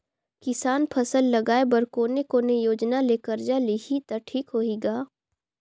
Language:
Chhattisgarhi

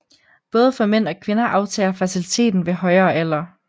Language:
Danish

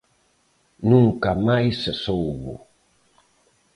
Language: Galician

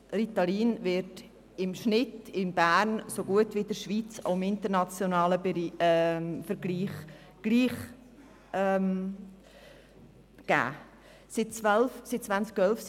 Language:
Swiss German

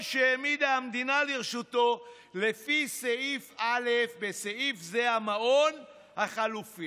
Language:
Hebrew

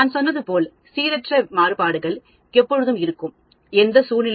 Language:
Tamil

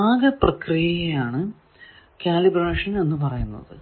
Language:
Malayalam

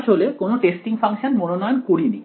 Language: Bangla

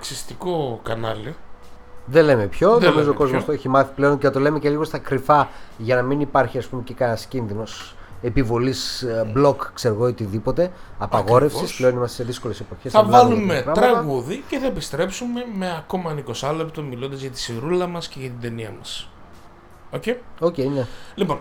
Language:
Greek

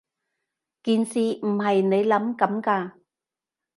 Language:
Cantonese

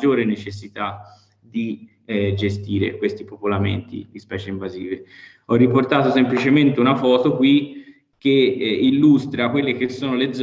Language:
Italian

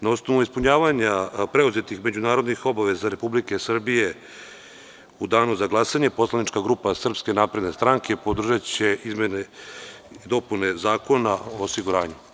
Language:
Serbian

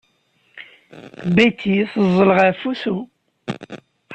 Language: Kabyle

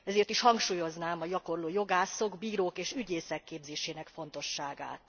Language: Hungarian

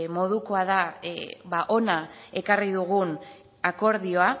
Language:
Basque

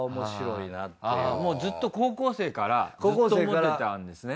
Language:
Japanese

